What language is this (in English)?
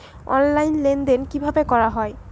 Bangla